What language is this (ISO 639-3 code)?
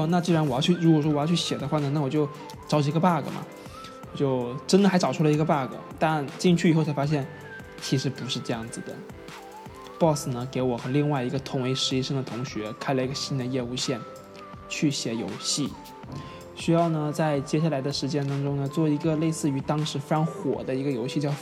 zho